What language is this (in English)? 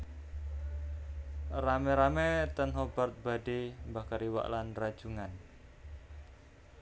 Javanese